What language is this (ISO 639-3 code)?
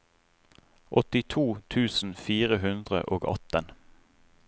nor